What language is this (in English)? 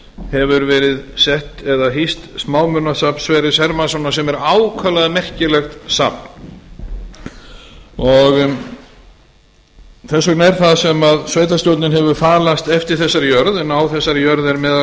Icelandic